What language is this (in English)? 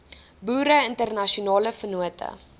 Afrikaans